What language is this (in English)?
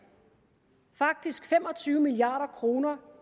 Danish